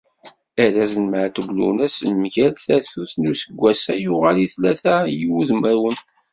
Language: Kabyle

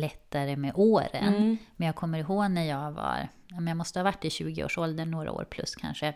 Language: Swedish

